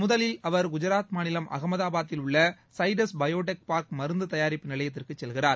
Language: Tamil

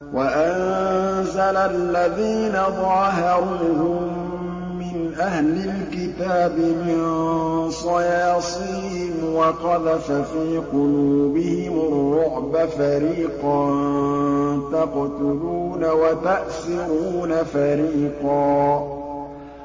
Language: Arabic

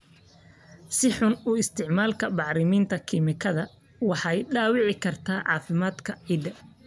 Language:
Somali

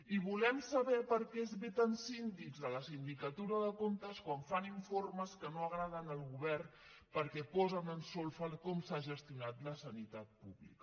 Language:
Catalan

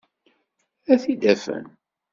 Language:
Kabyle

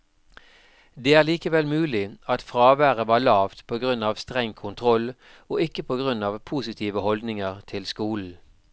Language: Norwegian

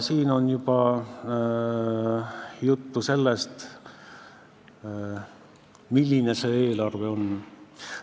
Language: Estonian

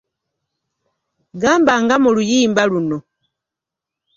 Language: Ganda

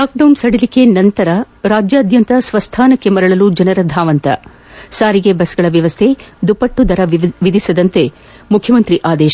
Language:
Kannada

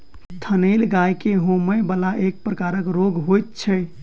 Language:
Maithili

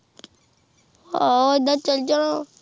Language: Punjabi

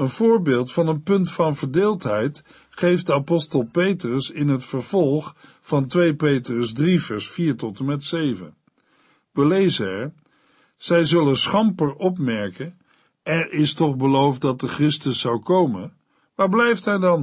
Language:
Dutch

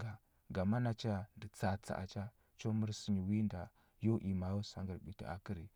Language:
Huba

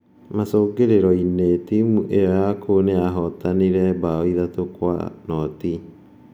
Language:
Kikuyu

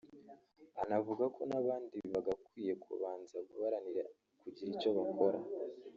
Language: Kinyarwanda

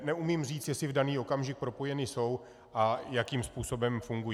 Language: Czech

